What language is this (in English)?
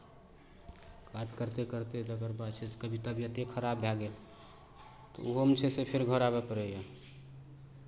Maithili